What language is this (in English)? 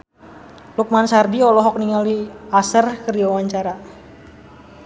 Sundanese